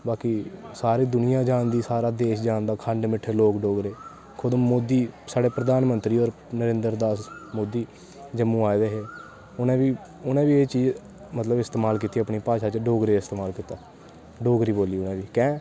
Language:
Dogri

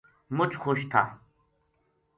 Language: Gujari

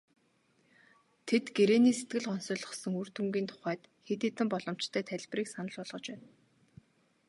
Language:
Mongolian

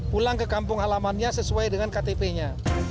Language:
Indonesian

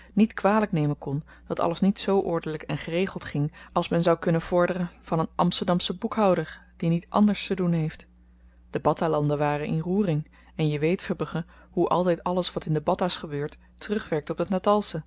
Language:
Dutch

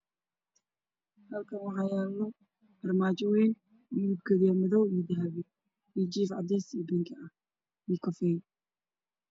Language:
Somali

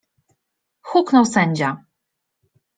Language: Polish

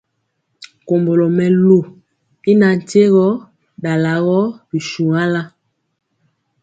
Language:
Mpiemo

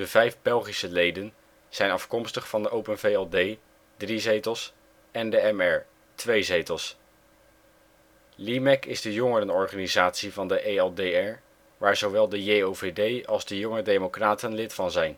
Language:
Dutch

